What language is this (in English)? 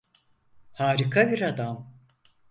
Turkish